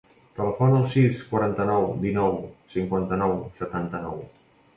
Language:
Catalan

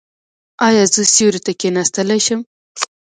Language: Pashto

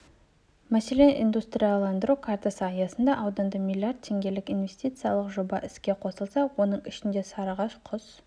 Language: Kazakh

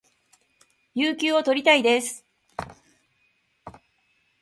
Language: Japanese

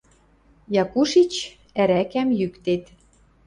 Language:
Western Mari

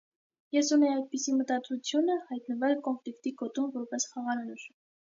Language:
Armenian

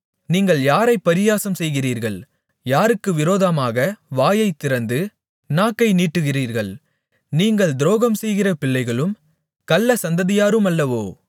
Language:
Tamil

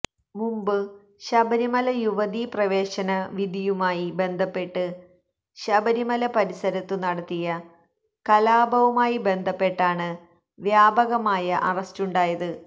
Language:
Malayalam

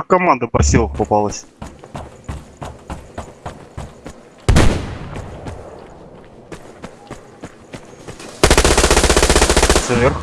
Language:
Russian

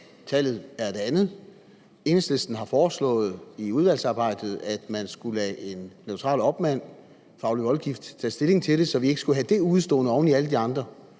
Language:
Danish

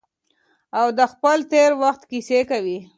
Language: Pashto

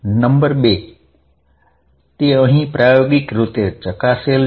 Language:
Gujarati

